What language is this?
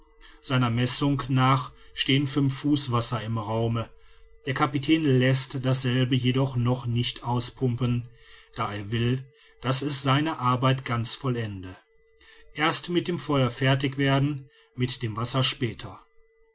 German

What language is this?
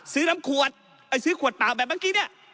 Thai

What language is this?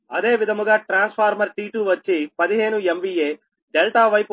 Telugu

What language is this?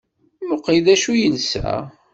Kabyle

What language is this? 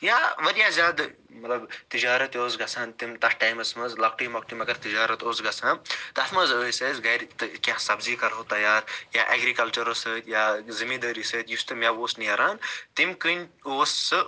Kashmiri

